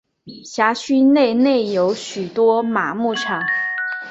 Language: Chinese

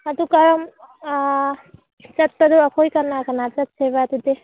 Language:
Manipuri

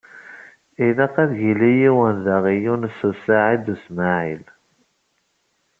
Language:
Kabyle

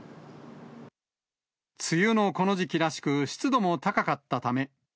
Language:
Japanese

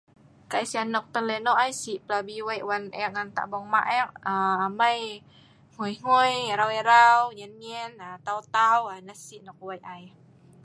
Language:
Sa'ban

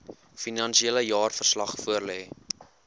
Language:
Afrikaans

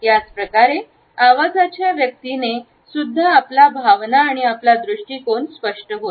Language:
Marathi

